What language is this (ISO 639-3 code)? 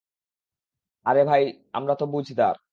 ben